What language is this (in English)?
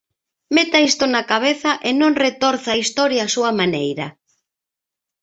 Galician